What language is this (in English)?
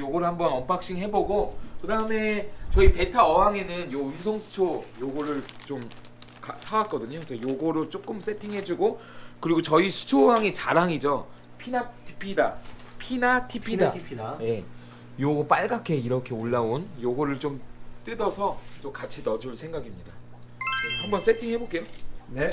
Korean